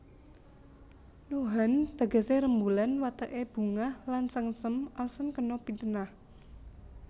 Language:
Javanese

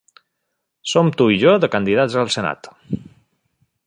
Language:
Catalan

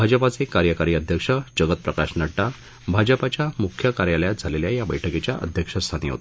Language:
Marathi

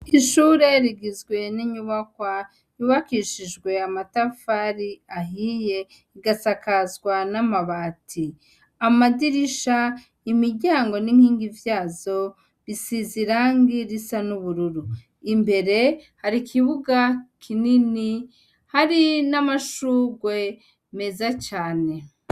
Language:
Rundi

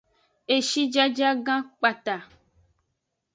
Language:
Aja (Benin)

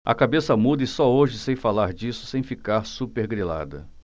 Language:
Portuguese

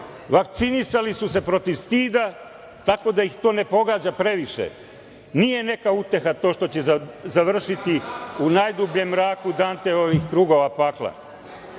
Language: Serbian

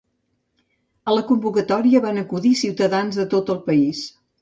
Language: Catalan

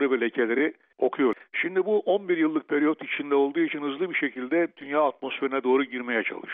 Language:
Turkish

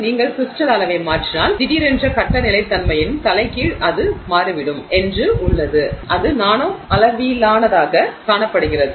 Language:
Tamil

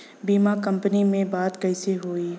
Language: Bhojpuri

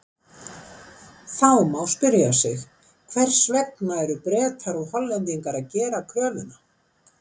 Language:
Icelandic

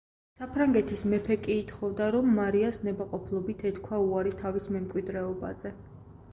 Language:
Georgian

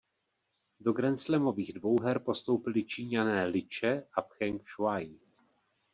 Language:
Czech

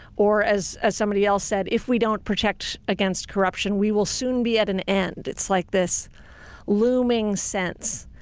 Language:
English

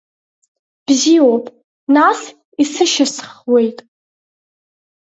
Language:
Abkhazian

